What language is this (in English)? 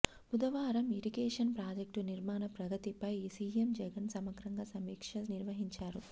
Telugu